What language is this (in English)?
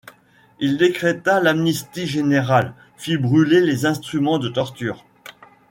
French